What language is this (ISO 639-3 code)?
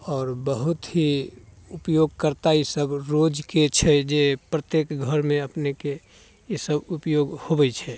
mai